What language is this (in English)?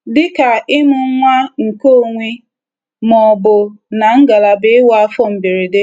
Igbo